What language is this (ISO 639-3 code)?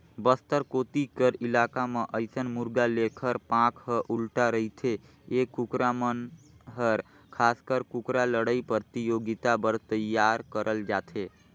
hne